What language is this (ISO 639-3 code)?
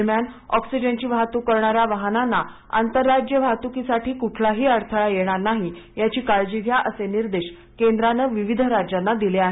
mar